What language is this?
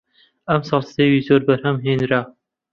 Central Kurdish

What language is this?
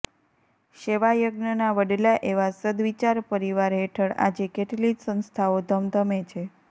Gujarati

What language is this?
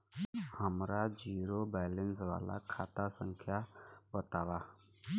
Bhojpuri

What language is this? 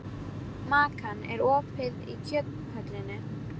Icelandic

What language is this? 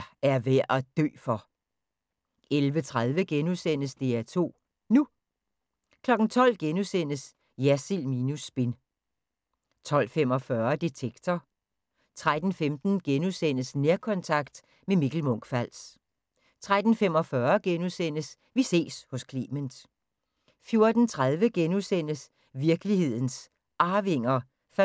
Danish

